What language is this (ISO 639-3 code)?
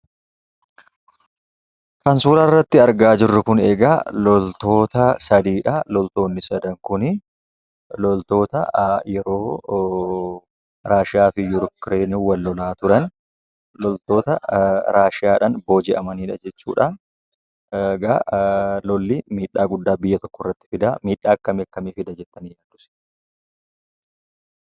orm